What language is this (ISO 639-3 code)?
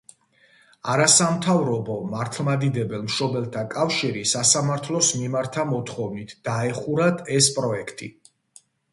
kat